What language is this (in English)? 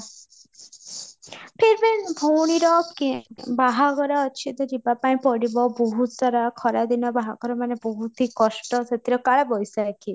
Odia